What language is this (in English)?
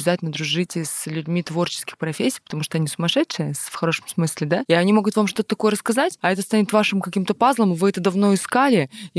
Russian